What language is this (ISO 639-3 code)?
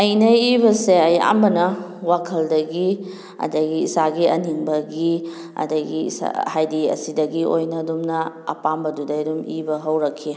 mni